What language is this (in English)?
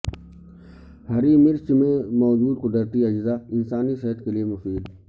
Urdu